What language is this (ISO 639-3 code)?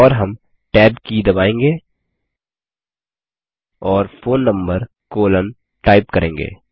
hin